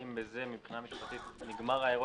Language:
Hebrew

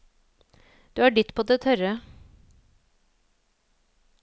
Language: Norwegian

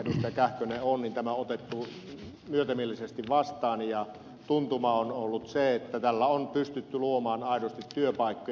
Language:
Finnish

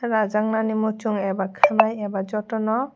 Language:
Kok Borok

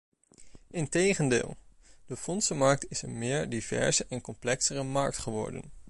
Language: Dutch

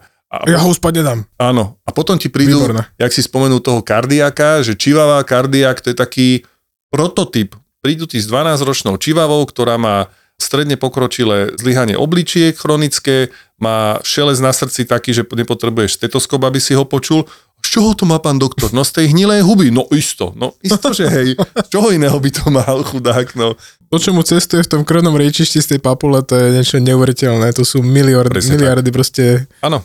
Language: Slovak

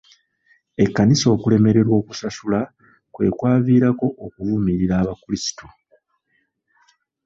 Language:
Ganda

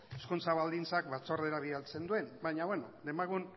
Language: Basque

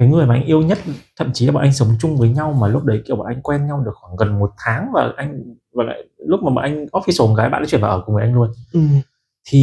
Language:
Vietnamese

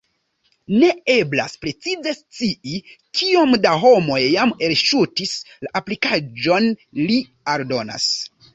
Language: Esperanto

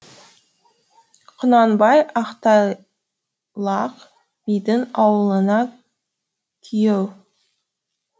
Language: Kazakh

